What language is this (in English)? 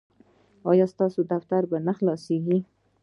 Pashto